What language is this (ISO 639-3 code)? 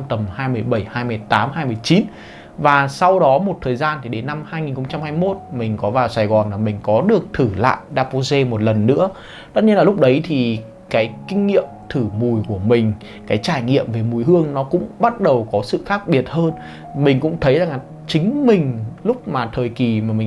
vie